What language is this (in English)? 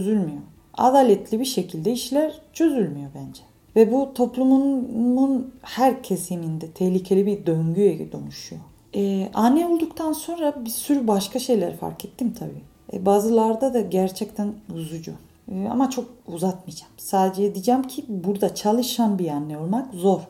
Turkish